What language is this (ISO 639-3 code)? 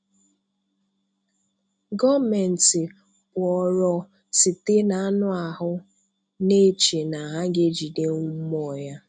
ibo